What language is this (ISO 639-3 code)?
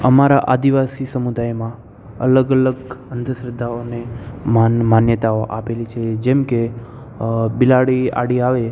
guj